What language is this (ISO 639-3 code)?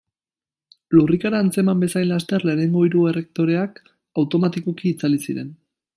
eus